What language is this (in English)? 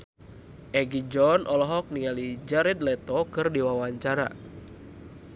Sundanese